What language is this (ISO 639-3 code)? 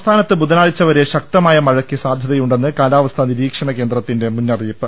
mal